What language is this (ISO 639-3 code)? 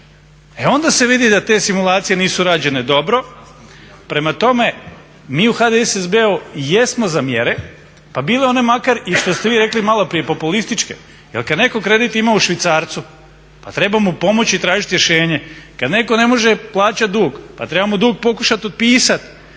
hrv